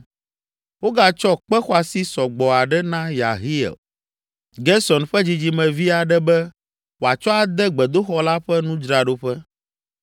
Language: Ewe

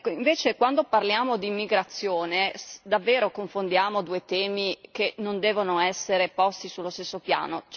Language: Italian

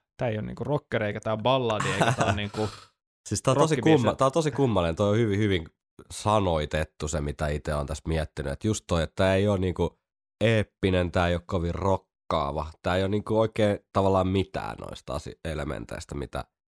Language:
Finnish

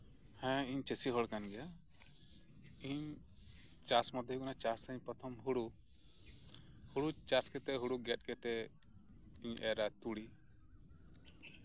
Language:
Santali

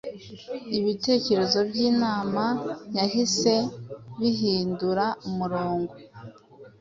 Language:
Kinyarwanda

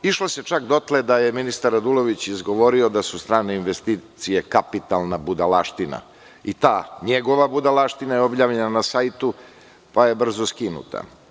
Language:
Serbian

